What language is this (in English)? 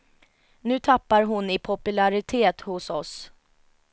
Swedish